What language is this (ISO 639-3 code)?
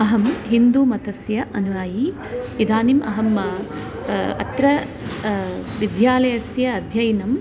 san